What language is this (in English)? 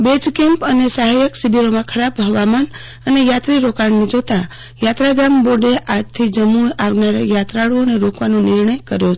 Gujarati